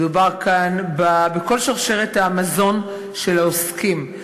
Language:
Hebrew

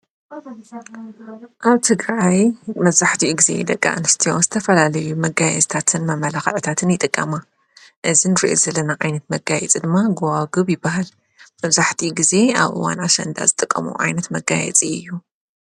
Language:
Tigrinya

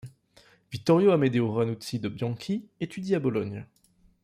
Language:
French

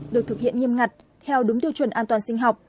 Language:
Vietnamese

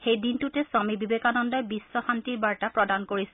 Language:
Assamese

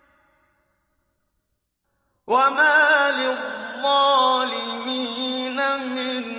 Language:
Arabic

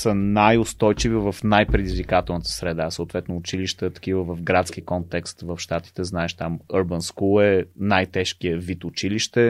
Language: Bulgarian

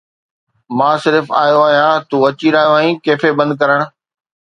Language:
Sindhi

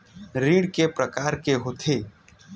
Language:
Chhattisgarhi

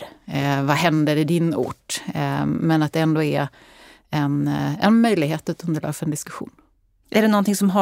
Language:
Swedish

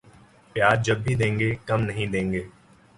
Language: Urdu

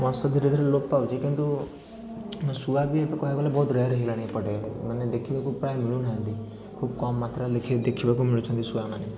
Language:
Odia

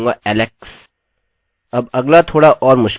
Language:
Hindi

